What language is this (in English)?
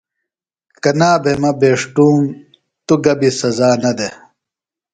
Phalura